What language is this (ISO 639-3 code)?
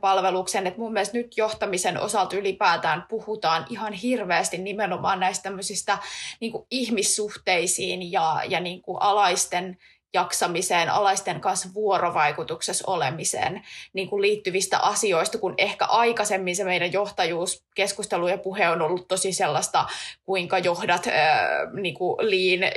fin